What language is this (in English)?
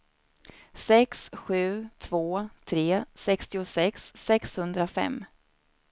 Swedish